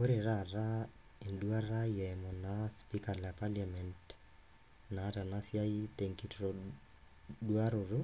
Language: Masai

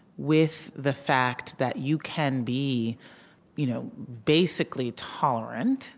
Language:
English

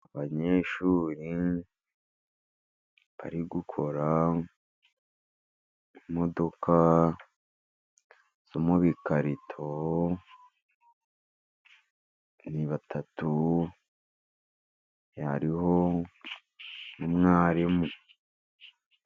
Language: Kinyarwanda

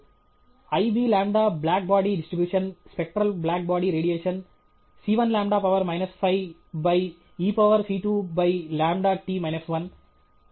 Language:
Telugu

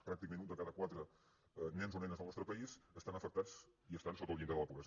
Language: Catalan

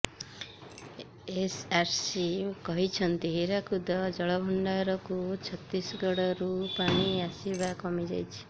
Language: Odia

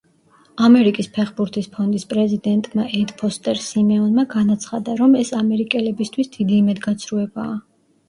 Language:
Georgian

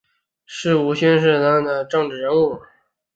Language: Chinese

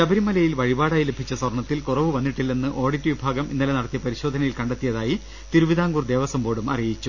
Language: Malayalam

